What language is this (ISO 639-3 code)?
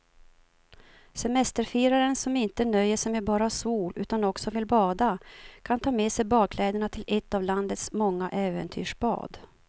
swe